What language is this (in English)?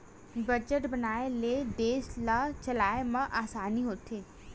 Chhattisgarhi